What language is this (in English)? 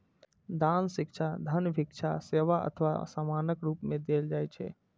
Maithili